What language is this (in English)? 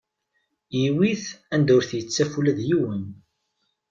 Kabyle